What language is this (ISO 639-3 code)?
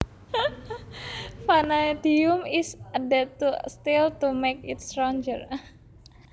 jav